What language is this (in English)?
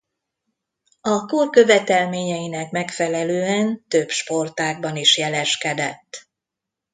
Hungarian